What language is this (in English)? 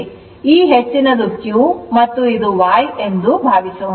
Kannada